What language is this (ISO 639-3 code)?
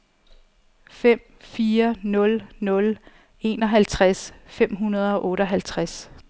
dan